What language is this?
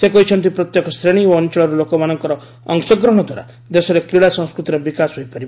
Odia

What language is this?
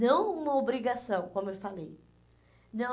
Portuguese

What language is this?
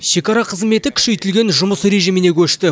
Kazakh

